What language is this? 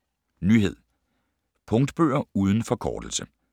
Danish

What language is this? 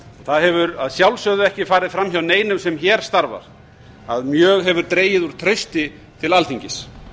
Icelandic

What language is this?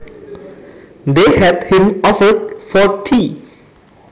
Javanese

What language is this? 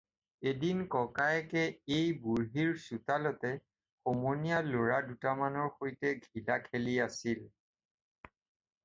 Assamese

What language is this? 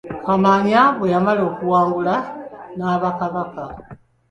Ganda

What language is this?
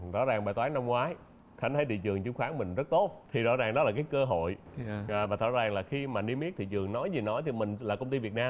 Vietnamese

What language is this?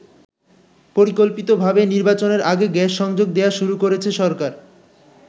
Bangla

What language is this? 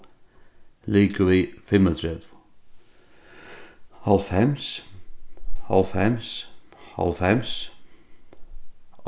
Faroese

